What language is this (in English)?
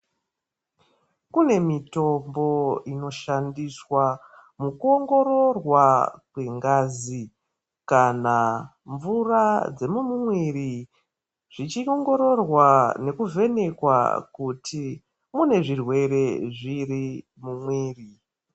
Ndau